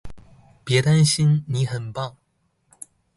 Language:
Chinese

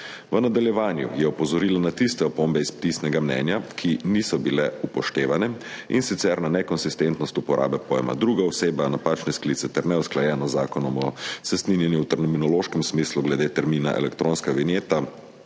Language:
Slovenian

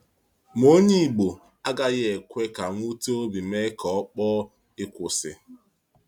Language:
Igbo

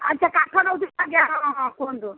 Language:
Odia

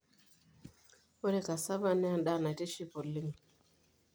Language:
Masai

